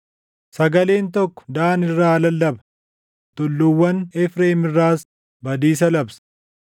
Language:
Oromo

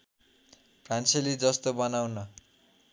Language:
Nepali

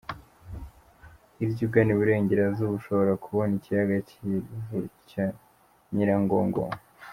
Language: Kinyarwanda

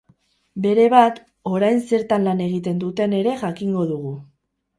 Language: Basque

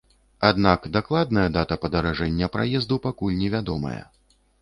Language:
Belarusian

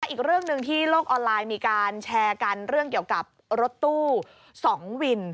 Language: Thai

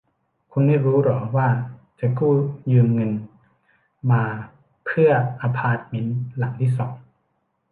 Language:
Thai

